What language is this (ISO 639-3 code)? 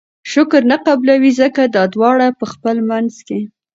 pus